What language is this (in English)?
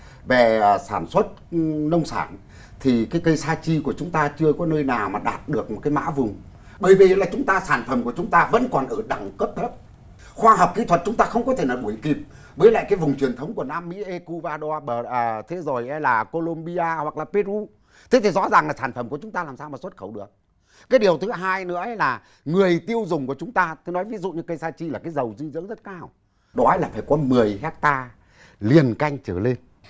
Vietnamese